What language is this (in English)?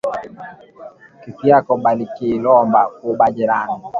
Swahili